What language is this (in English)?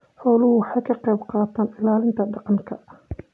Somali